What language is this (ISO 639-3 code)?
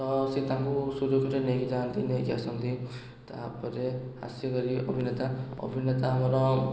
ori